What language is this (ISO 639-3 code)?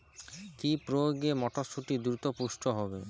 ben